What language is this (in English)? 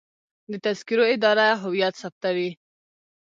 Pashto